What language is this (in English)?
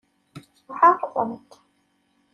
Kabyle